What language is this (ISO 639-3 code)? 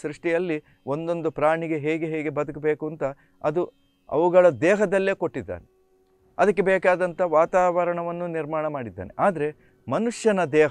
kan